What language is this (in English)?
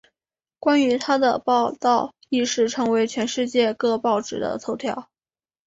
Chinese